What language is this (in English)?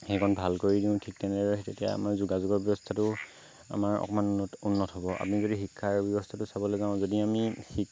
Assamese